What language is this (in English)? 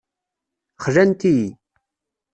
Kabyle